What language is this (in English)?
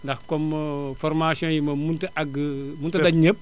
Wolof